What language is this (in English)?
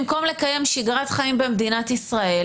Hebrew